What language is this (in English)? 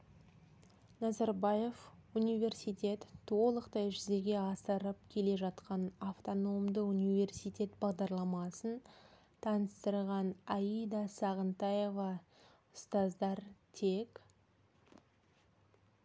Kazakh